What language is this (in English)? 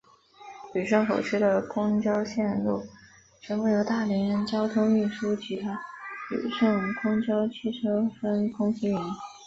Chinese